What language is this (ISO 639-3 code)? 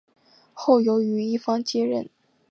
zho